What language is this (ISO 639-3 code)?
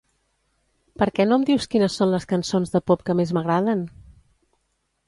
cat